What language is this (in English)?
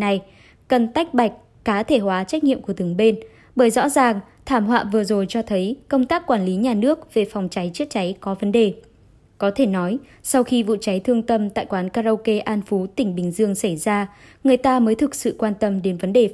Vietnamese